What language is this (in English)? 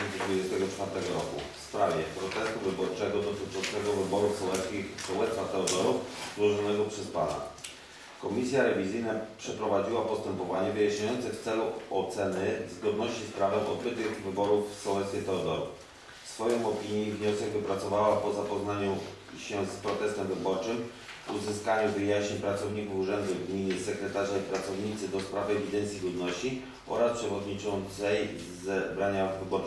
Polish